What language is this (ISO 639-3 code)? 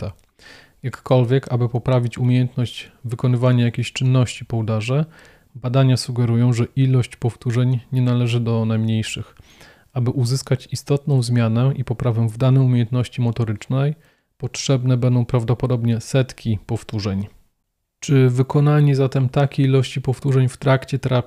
pol